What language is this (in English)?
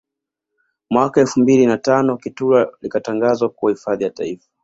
Swahili